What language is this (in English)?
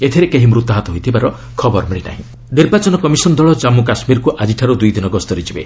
Odia